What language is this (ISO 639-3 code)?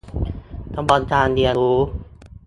tha